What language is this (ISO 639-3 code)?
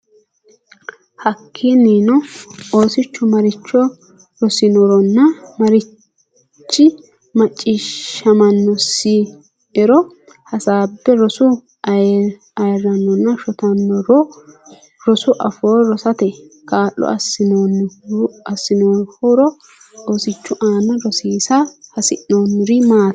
sid